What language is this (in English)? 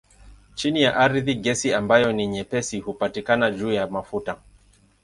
Swahili